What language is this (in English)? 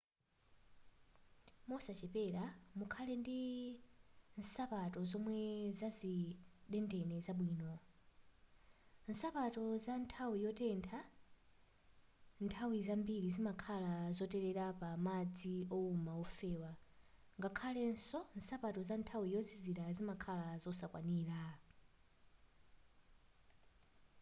Nyanja